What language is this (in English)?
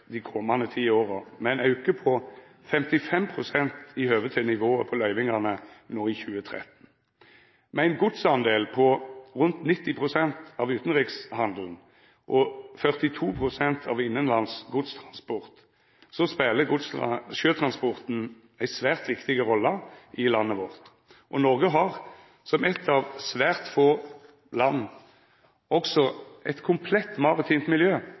Norwegian Nynorsk